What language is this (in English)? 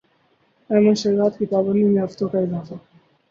Urdu